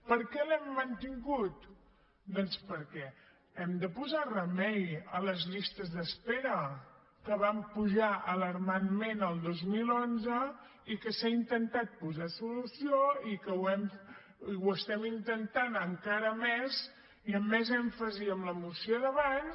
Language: Catalan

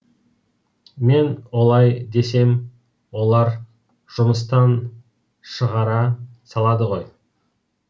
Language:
Kazakh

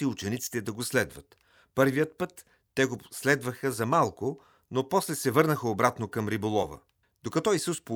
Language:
Bulgarian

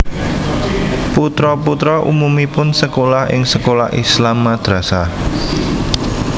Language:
Javanese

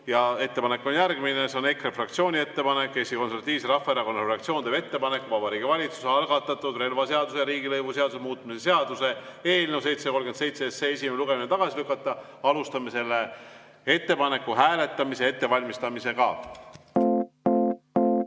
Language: Estonian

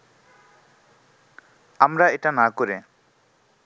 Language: Bangla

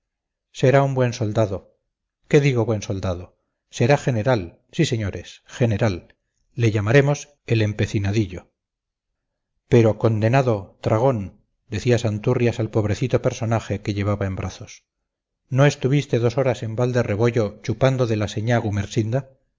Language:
Spanish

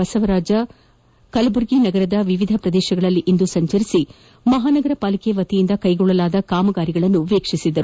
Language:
Kannada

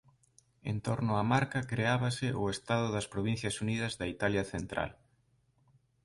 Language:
Galician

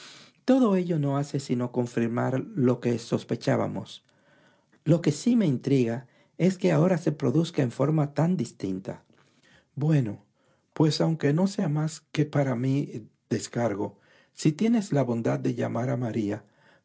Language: Spanish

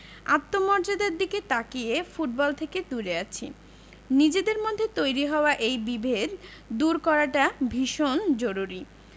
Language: Bangla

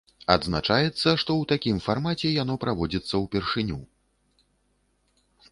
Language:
Belarusian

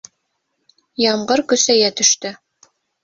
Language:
Bashkir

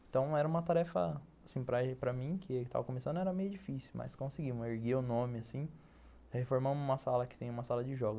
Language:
Portuguese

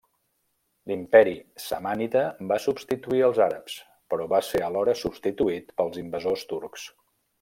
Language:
Catalan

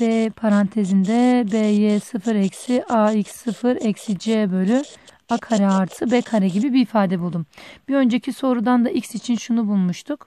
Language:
Turkish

